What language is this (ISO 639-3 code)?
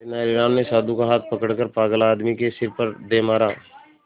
hin